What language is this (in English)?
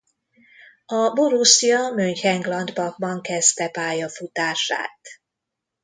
Hungarian